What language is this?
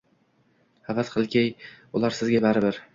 Uzbek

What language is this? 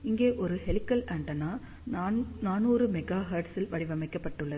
Tamil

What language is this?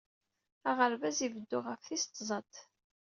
Kabyle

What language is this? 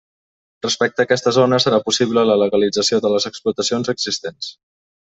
Catalan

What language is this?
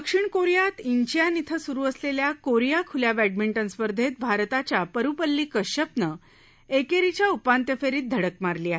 Marathi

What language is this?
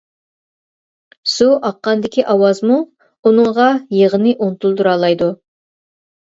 Uyghur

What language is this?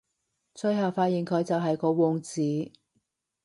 Cantonese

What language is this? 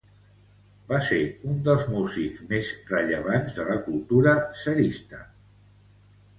Catalan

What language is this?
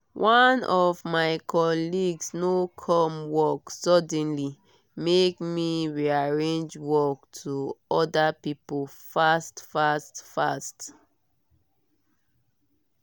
Nigerian Pidgin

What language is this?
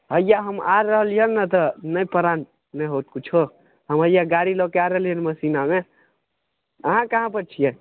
Maithili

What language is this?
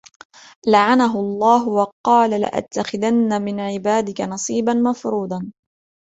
Arabic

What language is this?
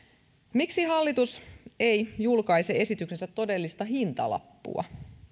Finnish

